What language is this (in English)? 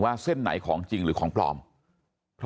Thai